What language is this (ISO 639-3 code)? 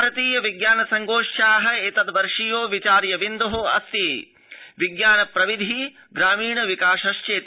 san